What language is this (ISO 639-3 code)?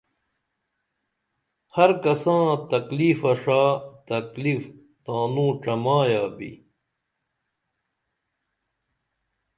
dml